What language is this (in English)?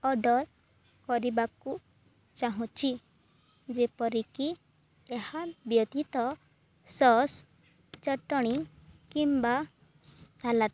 Odia